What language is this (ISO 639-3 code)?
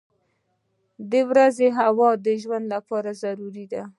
pus